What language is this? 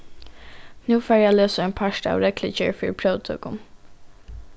Faroese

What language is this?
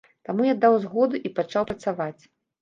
Belarusian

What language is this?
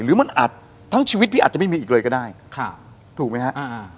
Thai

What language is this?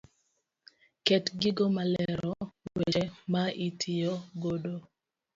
Luo (Kenya and Tanzania)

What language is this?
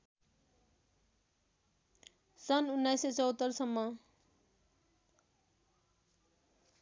Nepali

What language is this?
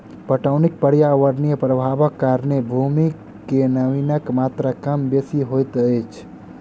Maithili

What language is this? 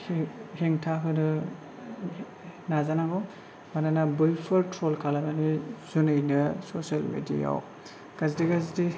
Bodo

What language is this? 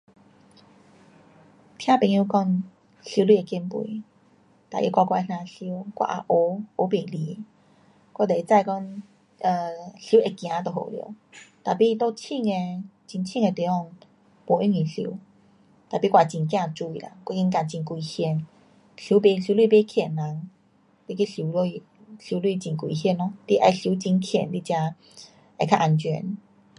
Pu-Xian Chinese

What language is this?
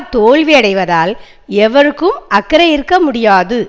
Tamil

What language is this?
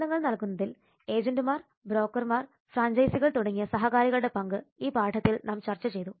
Malayalam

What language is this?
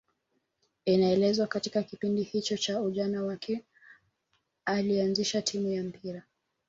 Swahili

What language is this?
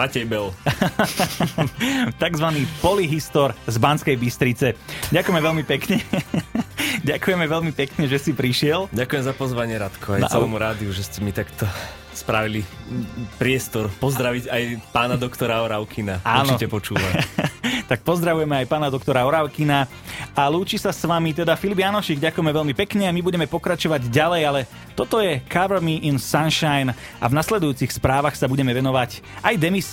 Slovak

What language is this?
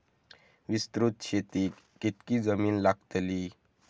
Marathi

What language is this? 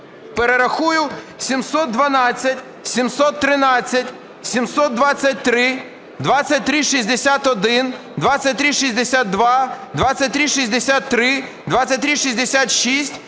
Ukrainian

